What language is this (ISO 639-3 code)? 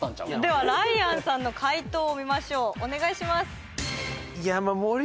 jpn